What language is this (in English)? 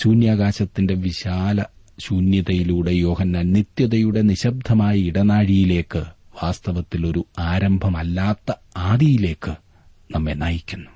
Malayalam